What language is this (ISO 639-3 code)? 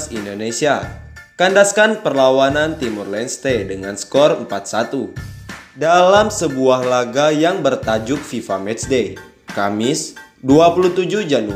ind